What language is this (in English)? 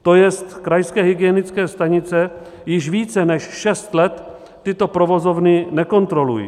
Czech